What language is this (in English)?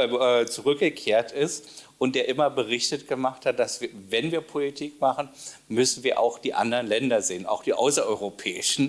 German